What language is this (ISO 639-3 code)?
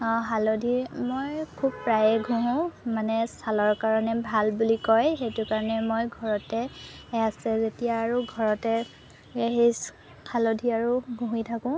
asm